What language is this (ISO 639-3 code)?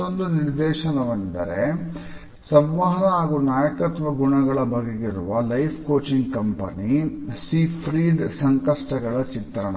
kan